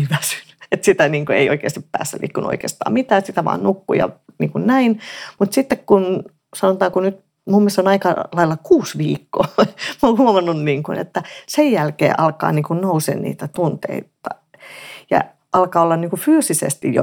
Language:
Finnish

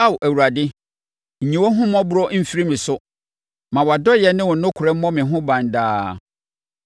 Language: Akan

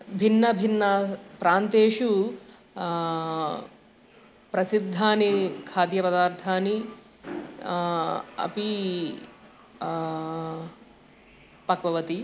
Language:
Sanskrit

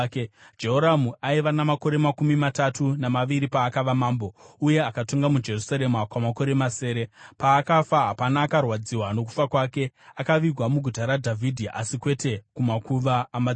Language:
Shona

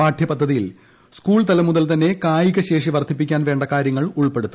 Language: Malayalam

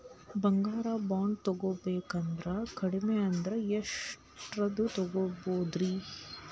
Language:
Kannada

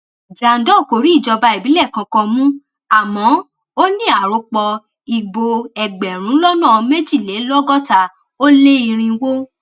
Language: Yoruba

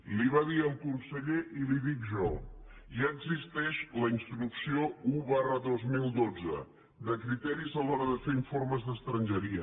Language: Catalan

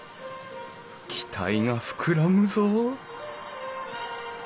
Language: Japanese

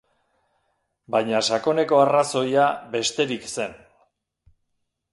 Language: Basque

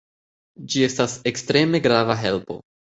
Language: Esperanto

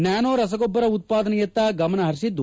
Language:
Kannada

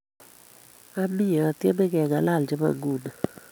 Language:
Kalenjin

